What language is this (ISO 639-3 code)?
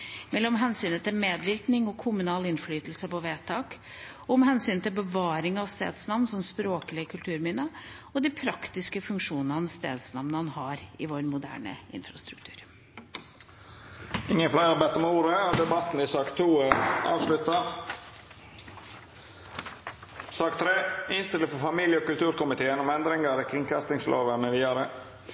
nor